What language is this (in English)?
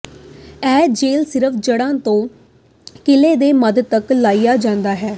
Punjabi